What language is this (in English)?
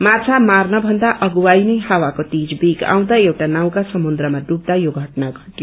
Nepali